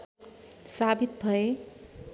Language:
Nepali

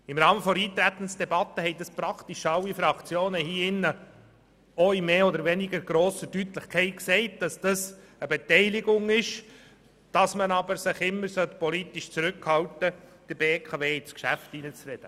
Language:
Swiss German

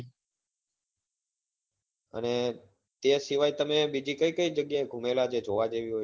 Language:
Gujarati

